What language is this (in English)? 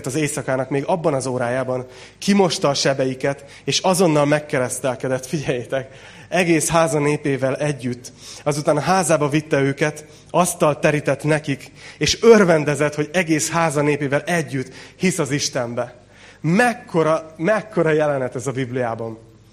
Hungarian